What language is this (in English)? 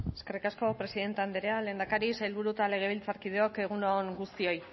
Basque